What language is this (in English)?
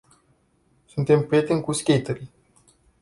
Romanian